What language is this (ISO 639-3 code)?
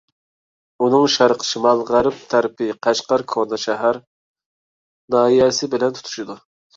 uig